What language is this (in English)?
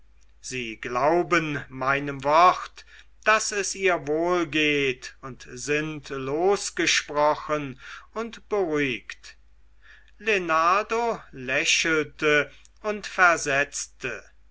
German